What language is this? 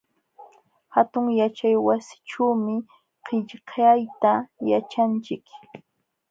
Jauja Wanca Quechua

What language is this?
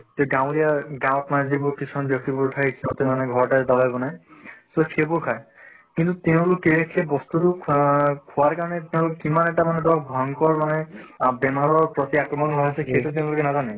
Assamese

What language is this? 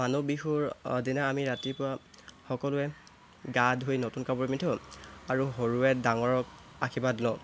Assamese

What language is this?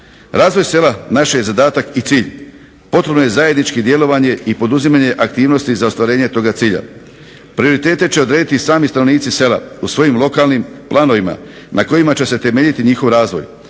Croatian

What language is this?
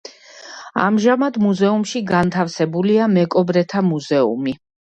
Georgian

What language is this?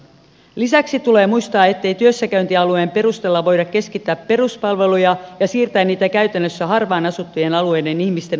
Finnish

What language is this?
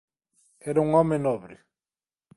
Galician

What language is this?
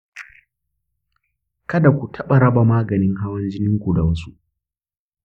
Hausa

